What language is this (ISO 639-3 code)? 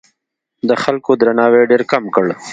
pus